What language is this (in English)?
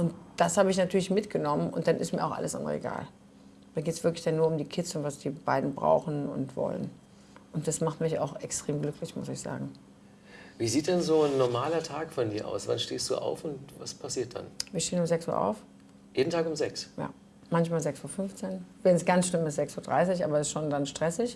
German